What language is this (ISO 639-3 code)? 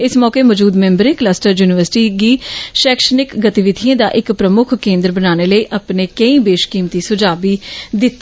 doi